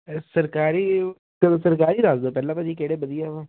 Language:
Punjabi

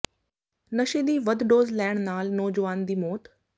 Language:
Punjabi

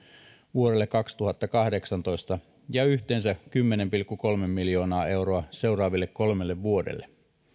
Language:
Finnish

